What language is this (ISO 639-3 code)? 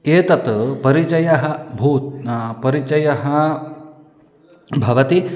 san